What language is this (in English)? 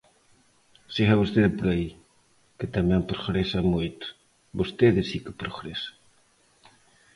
Galician